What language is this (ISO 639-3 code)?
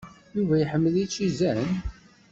kab